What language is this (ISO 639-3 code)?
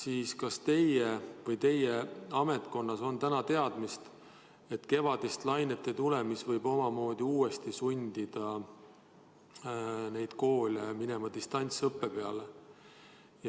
est